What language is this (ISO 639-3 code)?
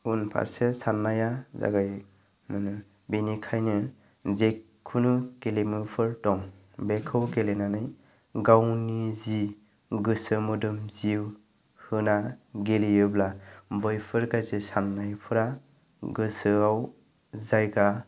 brx